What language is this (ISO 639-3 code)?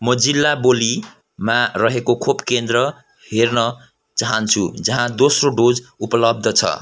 nep